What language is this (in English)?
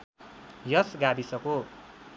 Nepali